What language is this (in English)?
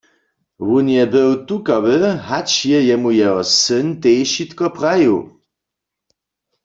Upper Sorbian